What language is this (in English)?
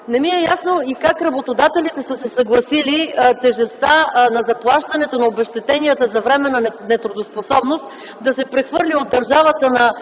Bulgarian